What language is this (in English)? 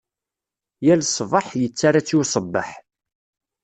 Kabyle